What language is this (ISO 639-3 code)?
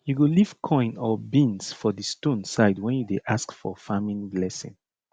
pcm